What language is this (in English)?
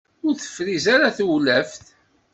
Kabyle